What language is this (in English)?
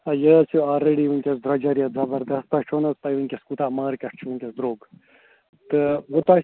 Kashmiri